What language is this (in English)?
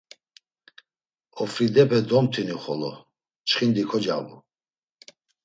Laz